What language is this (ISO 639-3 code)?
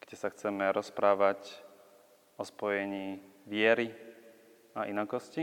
slk